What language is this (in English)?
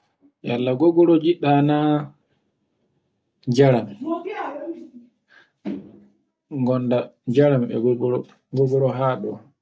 Borgu Fulfulde